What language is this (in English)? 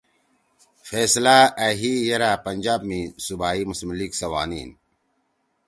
Torwali